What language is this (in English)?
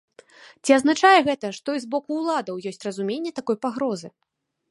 Belarusian